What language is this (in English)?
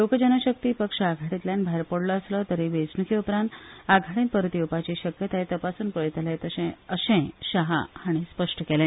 Konkani